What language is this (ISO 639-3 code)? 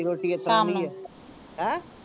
pan